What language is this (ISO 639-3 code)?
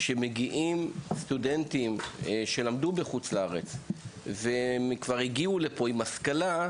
heb